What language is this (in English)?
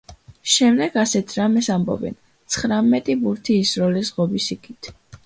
Georgian